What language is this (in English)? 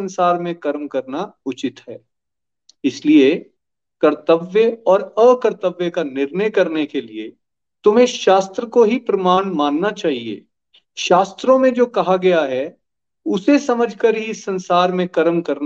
Hindi